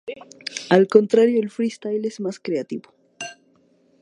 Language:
Spanish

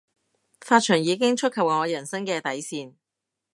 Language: Cantonese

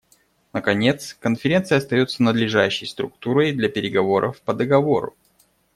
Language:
Russian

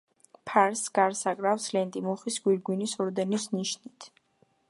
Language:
Georgian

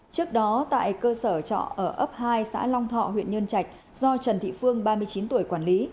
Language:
Vietnamese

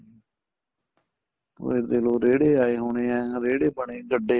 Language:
Punjabi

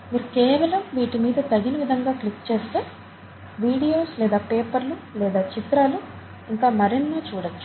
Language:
Telugu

